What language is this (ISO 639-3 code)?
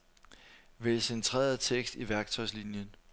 dan